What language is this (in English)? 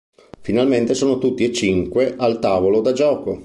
Italian